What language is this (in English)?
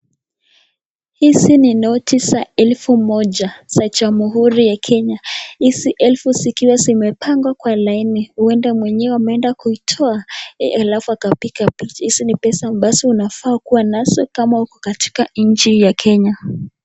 Swahili